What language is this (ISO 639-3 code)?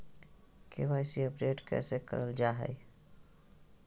mag